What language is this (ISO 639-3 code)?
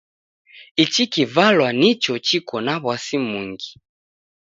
dav